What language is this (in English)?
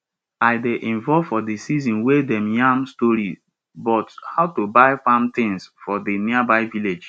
Nigerian Pidgin